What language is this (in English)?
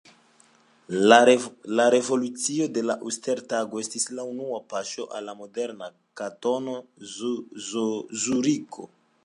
Esperanto